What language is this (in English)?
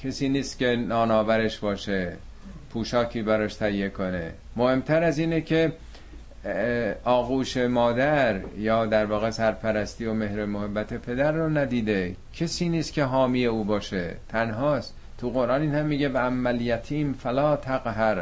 Persian